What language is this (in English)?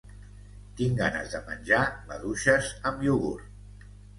Catalan